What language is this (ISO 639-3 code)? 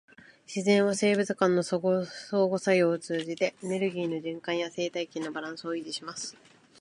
jpn